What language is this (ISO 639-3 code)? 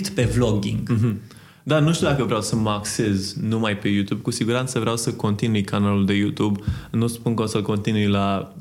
ron